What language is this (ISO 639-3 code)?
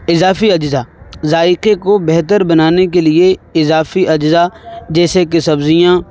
urd